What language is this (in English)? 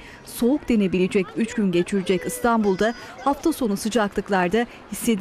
Turkish